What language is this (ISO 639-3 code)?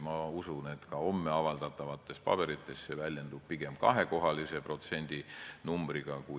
est